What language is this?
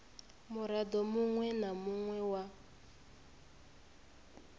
Venda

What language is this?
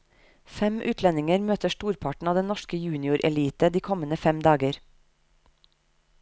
Norwegian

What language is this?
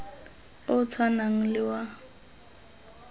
Tswana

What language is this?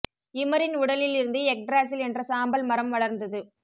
Tamil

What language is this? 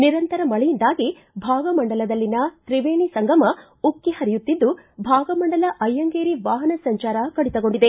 Kannada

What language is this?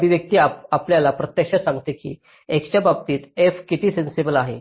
Marathi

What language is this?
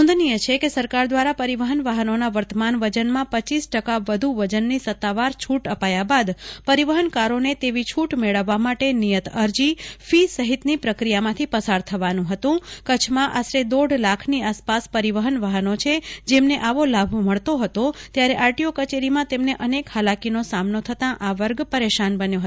Gujarati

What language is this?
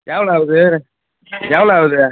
Tamil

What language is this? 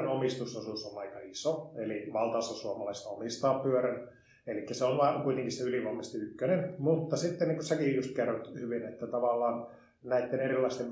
Finnish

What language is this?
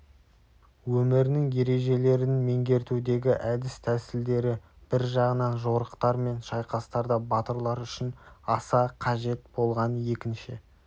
Kazakh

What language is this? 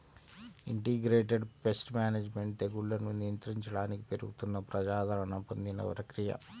Telugu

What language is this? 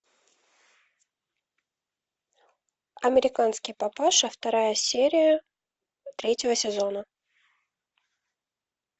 Russian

